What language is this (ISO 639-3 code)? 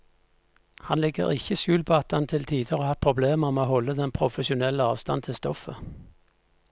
nor